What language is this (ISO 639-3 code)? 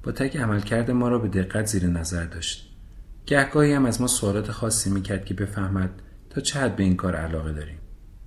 fas